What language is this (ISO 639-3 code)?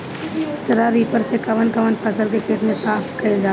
bho